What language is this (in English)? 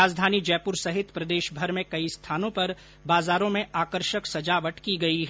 Hindi